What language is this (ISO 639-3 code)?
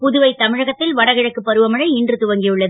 tam